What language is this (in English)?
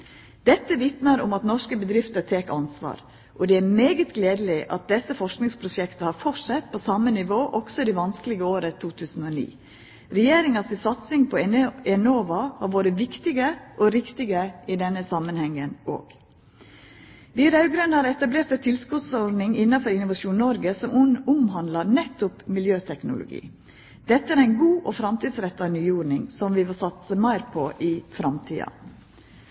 Norwegian Nynorsk